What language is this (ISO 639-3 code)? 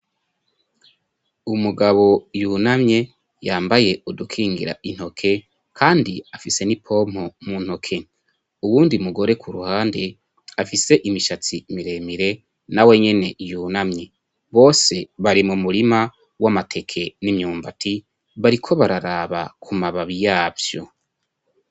run